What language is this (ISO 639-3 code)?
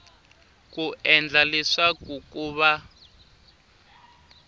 tso